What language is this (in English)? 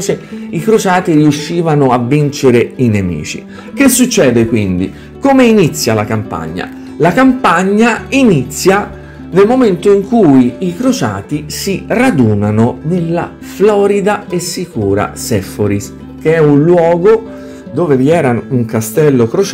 Italian